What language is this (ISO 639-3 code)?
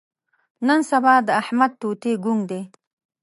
pus